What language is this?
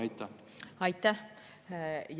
Estonian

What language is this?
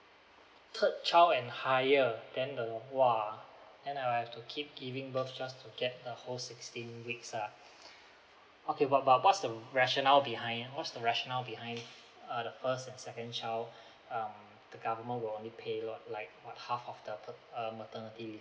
English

